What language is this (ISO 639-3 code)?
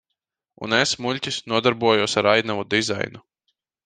lav